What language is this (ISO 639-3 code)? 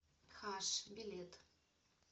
rus